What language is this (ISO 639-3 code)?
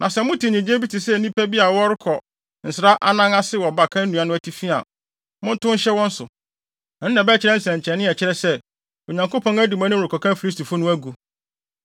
aka